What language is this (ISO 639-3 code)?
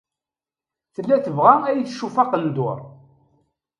kab